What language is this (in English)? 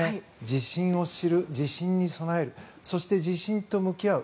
Japanese